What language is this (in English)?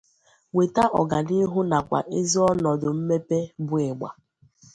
Igbo